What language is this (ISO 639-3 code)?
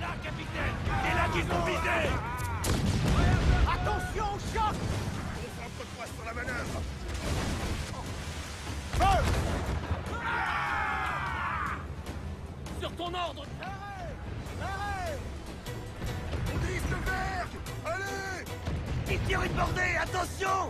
fra